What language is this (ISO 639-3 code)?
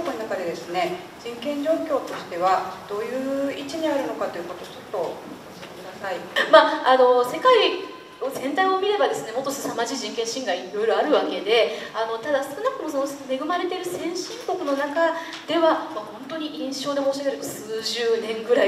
jpn